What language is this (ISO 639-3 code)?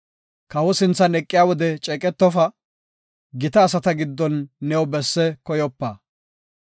gof